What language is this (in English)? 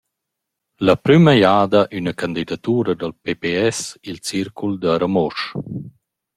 Romansh